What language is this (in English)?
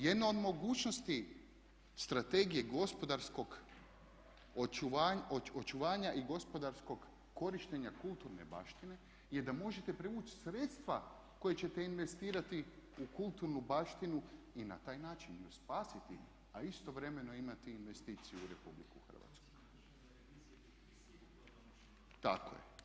Croatian